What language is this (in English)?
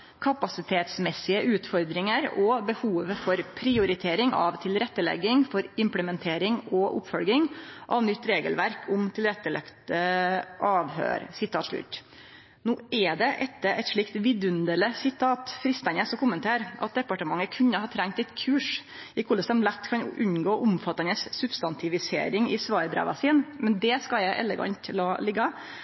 Norwegian Nynorsk